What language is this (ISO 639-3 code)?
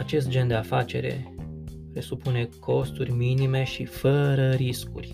ron